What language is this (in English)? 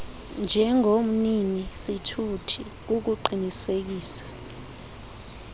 Xhosa